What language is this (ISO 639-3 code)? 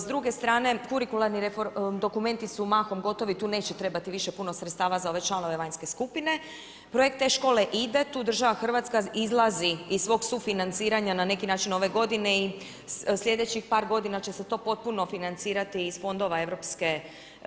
hrv